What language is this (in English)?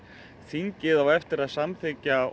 Icelandic